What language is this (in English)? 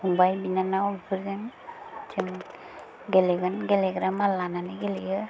Bodo